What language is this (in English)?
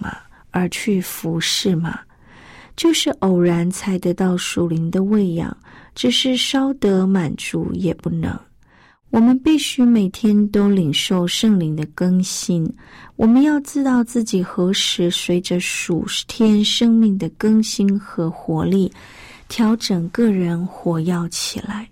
Chinese